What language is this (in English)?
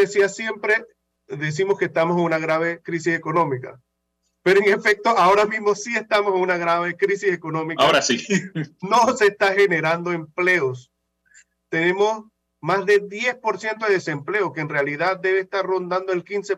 Spanish